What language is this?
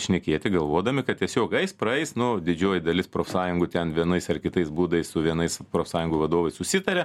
Lithuanian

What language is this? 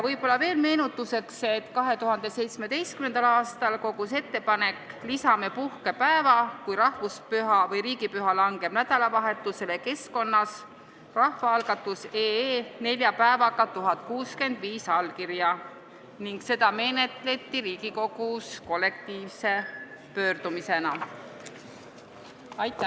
Estonian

